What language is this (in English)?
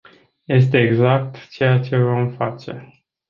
Romanian